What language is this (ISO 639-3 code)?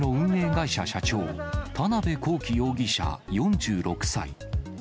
jpn